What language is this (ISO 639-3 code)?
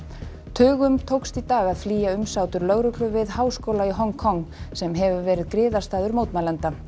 isl